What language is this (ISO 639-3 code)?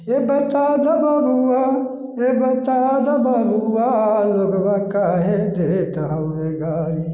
mai